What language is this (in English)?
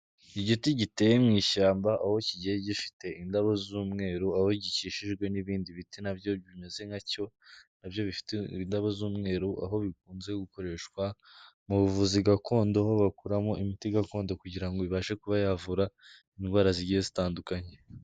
Kinyarwanda